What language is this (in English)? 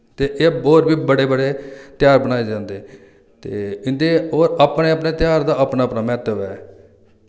Dogri